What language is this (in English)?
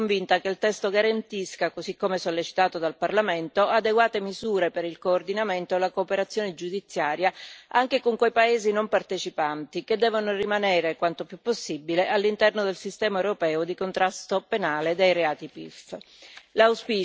Italian